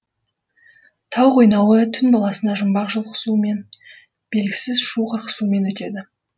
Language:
Kazakh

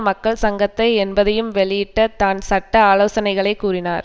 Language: Tamil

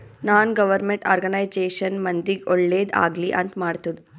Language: Kannada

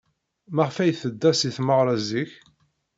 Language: Kabyle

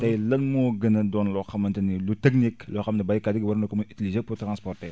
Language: Wolof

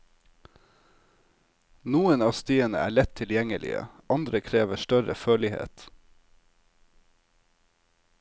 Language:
Norwegian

